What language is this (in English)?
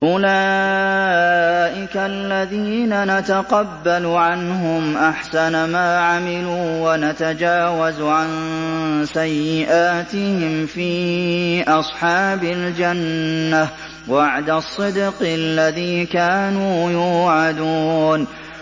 Arabic